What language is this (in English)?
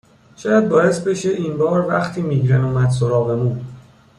Persian